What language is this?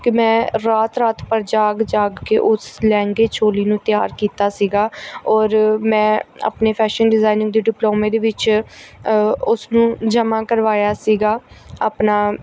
Punjabi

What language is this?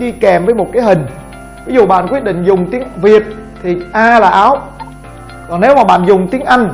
Vietnamese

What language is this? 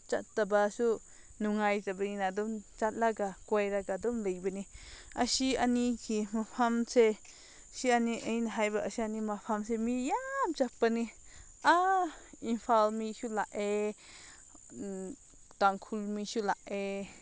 Manipuri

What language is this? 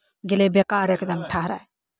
Maithili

